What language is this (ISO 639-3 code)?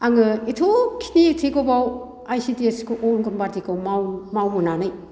brx